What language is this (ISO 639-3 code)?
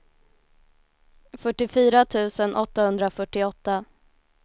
swe